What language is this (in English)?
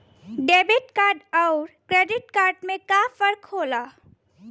Bhojpuri